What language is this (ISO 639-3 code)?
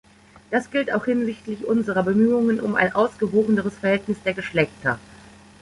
deu